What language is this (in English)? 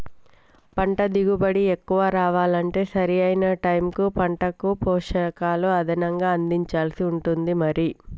Telugu